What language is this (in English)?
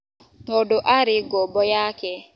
Kikuyu